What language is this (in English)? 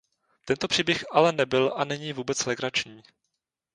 Czech